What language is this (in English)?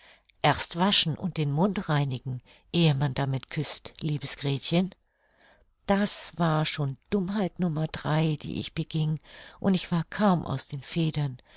German